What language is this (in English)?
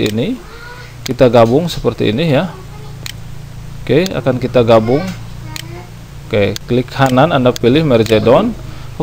Indonesian